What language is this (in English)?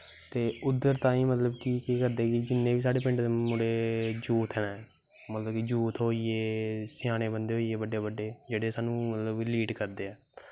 Dogri